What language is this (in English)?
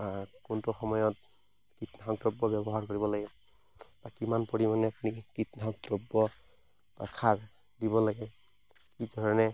Assamese